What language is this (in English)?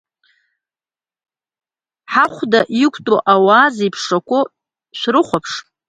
Abkhazian